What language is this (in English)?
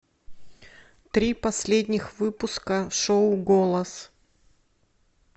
Russian